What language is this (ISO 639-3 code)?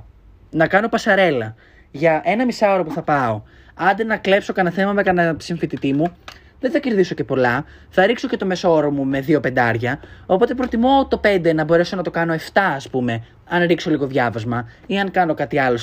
ell